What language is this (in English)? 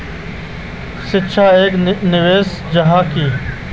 Magahi